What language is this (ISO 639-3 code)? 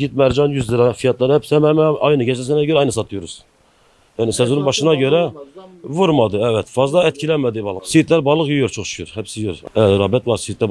tur